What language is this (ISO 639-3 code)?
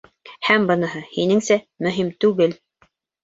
bak